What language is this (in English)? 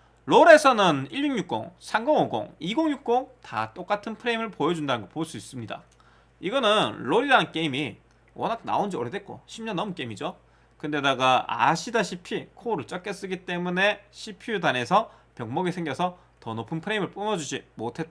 Korean